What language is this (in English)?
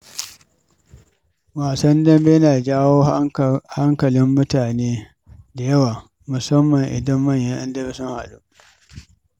Hausa